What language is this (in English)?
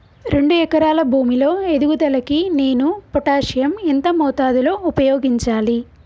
Telugu